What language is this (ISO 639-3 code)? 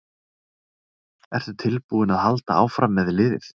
isl